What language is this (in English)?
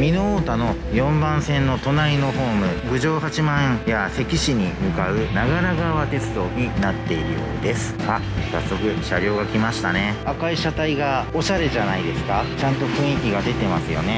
Japanese